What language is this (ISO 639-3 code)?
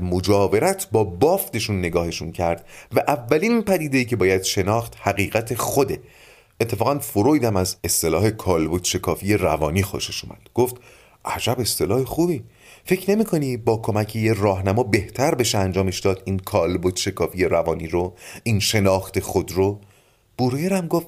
fas